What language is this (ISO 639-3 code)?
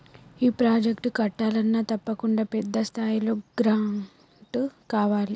tel